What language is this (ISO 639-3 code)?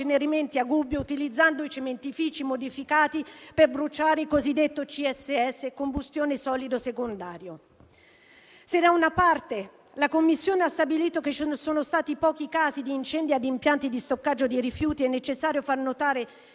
ita